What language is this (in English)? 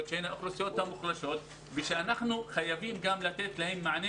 Hebrew